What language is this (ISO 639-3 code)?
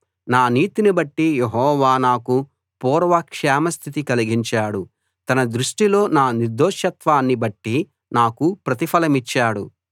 tel